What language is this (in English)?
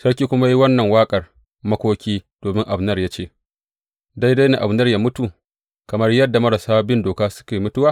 Hausa